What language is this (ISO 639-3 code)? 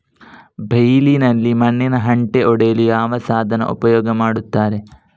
kan